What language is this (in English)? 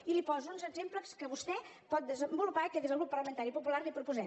Catalan